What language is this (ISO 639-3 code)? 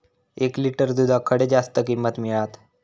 mar